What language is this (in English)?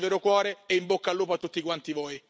Italian